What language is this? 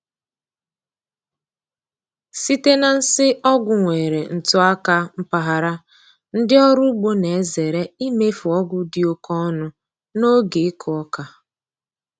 Igbo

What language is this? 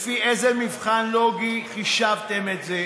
Hebrew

